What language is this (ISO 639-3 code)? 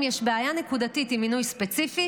heb